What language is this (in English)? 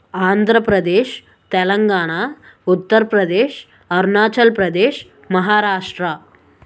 Telugu